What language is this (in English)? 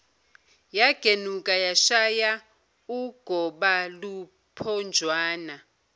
Zulu